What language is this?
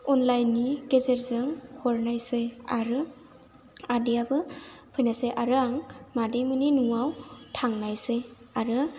Bodo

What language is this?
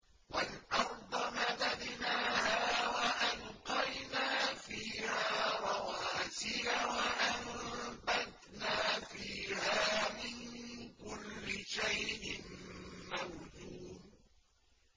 Arabic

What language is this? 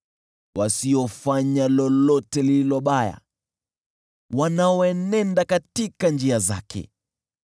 Swahili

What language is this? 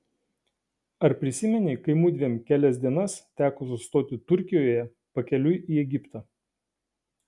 Lithuanian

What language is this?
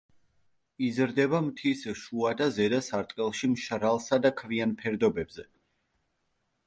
Georgian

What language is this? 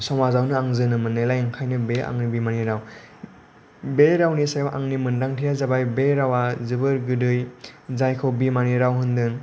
Bodo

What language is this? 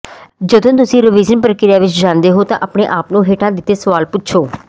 Punjabi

